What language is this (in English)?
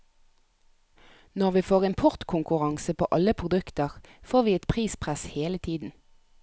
Norwegian